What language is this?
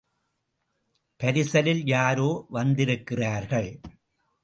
Tamil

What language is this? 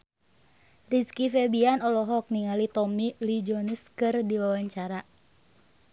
Sundanese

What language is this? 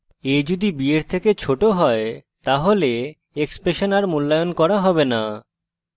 Bangla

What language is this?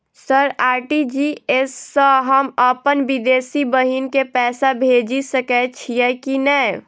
Maithili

